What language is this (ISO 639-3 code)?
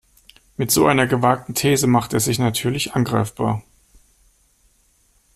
deu